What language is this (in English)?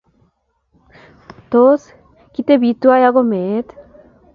Kalenjin